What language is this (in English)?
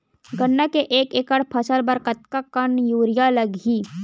Chhattisgarhi